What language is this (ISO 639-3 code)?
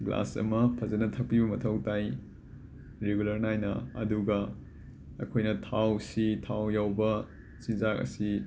mni